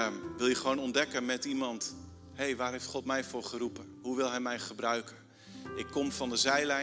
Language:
Dutch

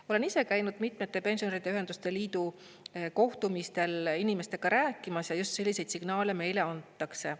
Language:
Estonian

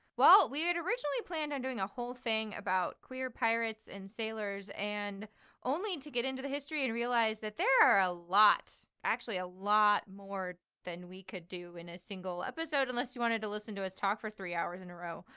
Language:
English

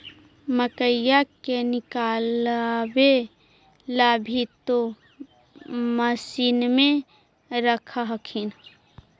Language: Magahi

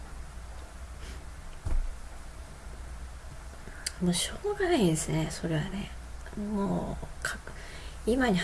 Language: Japanese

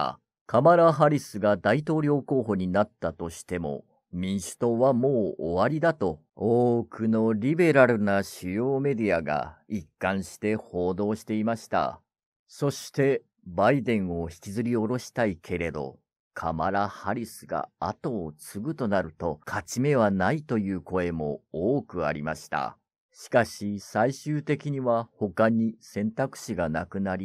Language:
Japanese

